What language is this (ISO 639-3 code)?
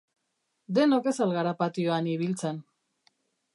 eus